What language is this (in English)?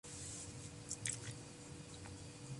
Swahili